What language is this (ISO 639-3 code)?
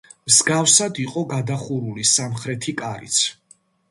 kat